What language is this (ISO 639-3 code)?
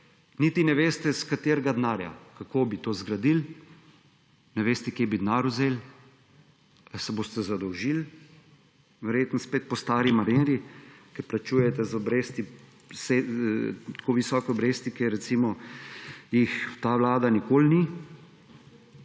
slv